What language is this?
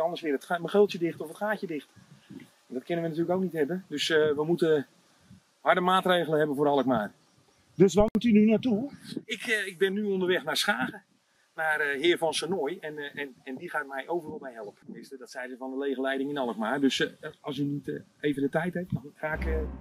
Dutch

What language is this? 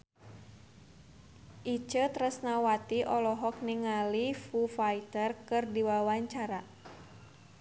Sundanese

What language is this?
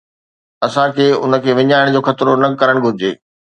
Sindhi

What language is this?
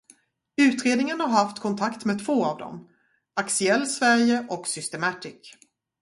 Swedish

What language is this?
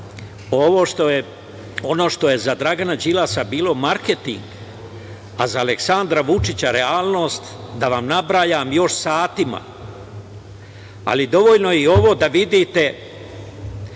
Serbian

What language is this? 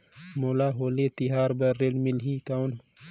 Chhattisgarhi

